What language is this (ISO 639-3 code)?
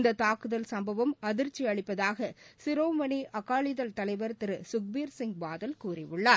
tam